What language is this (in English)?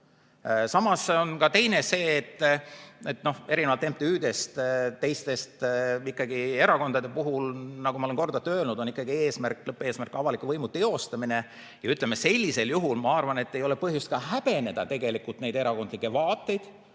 Estonian